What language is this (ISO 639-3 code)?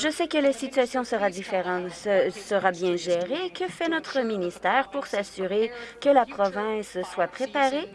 fra